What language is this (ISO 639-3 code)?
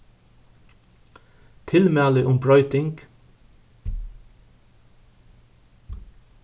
fao